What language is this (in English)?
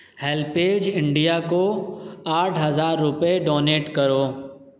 Urdu